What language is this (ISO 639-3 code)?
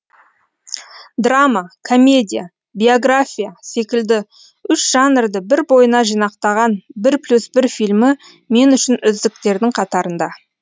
kaz